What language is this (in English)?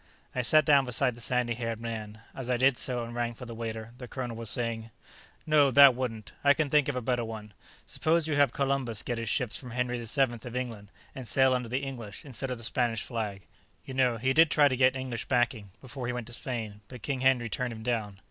English